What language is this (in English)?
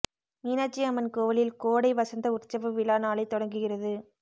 Tamil